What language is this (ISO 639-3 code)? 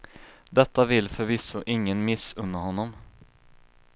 swe